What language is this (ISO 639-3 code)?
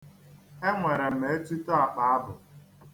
ibo